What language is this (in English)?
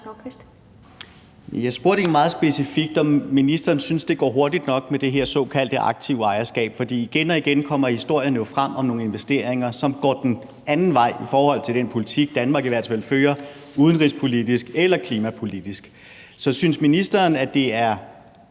Danish